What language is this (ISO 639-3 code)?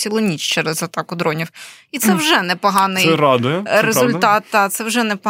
ukr